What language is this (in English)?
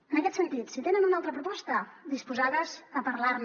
Catalan